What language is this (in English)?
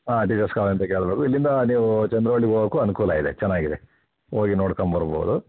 Kannada